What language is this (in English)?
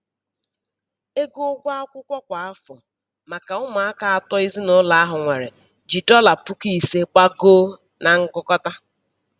Igbo